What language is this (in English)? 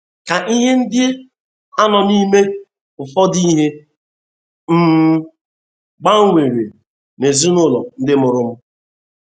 Igbo